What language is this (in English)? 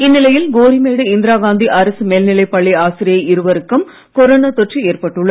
Tamil